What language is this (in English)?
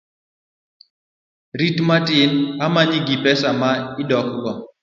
Luo (Kenya and Tanzania)